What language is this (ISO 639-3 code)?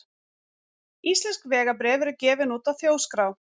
isl